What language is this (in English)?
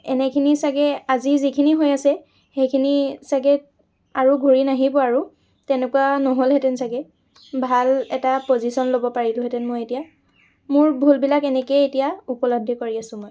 Assamese